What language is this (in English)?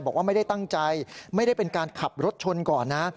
Thai